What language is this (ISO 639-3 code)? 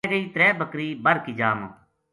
gju